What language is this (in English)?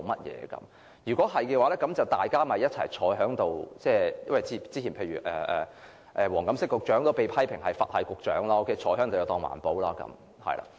Cantonese